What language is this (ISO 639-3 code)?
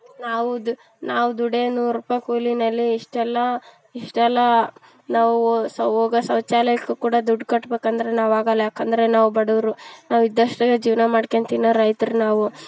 kan